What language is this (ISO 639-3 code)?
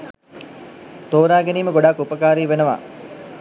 sin